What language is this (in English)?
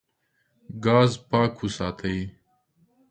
Pashto